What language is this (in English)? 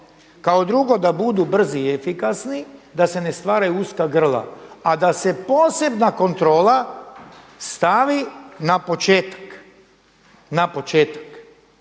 Croatian